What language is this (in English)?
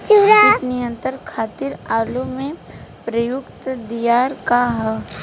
Bhojpuri